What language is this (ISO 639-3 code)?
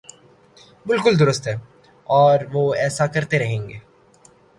urd